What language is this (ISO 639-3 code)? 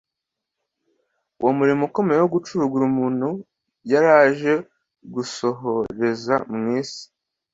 kin